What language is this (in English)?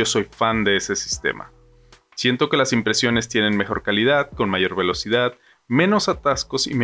Spanish